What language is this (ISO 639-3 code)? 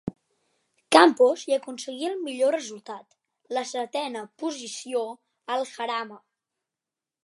cat